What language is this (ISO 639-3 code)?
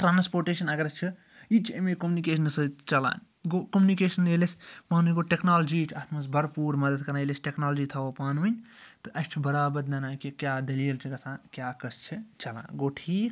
kas